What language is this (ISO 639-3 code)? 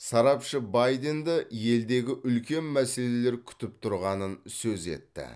kaz